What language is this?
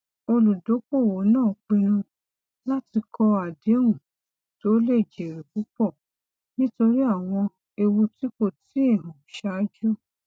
Yoruba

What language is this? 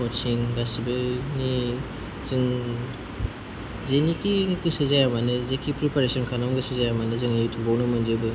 Bodo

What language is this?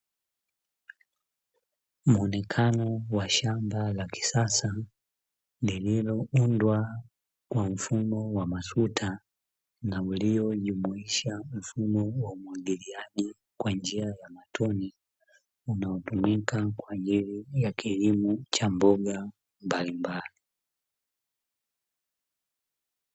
Swahili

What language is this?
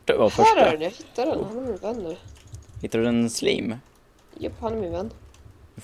Swedish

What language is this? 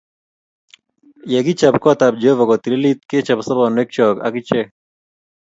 Kalenjin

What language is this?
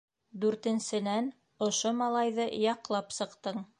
Bashkir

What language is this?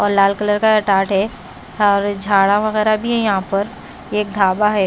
Hindi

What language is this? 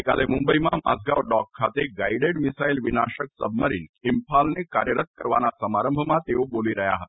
Gujarati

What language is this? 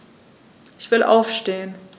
German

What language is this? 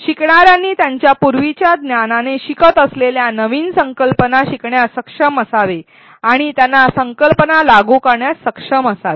Marathi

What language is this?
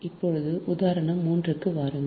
Tamil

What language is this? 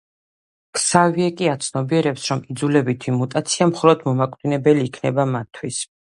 Georgian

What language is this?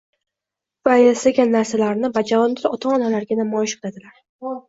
Uzbek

